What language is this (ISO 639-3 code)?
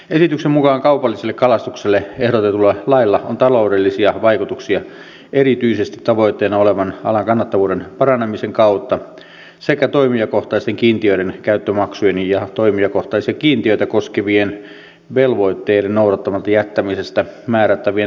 fin